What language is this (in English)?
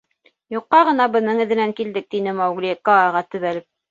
Bashkir